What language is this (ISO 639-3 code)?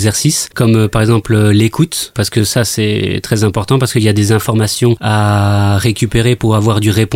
fra